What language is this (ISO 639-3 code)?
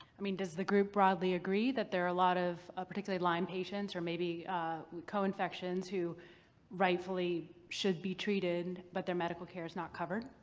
eng